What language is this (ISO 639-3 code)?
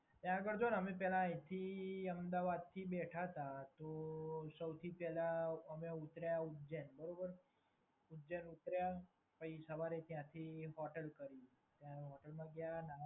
guj